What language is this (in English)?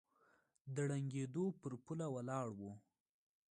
Pashto